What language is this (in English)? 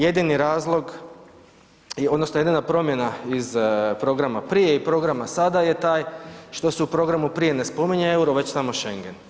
Croatian